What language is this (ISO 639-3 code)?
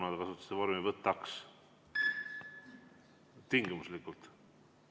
est